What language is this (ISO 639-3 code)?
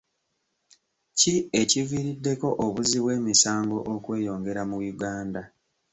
lug